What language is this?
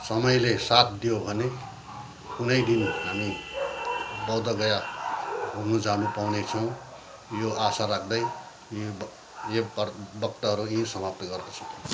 Nepali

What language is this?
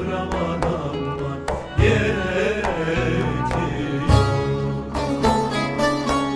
Turkish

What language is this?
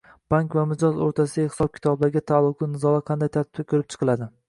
Uzbek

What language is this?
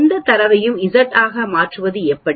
Tamil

